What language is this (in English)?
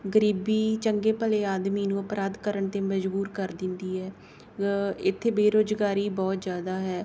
Punjabi